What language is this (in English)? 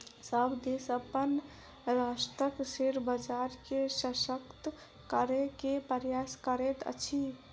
Maithili